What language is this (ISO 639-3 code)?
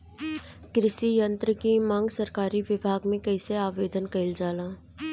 bho